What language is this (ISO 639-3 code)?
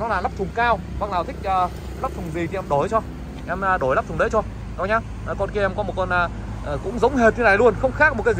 vie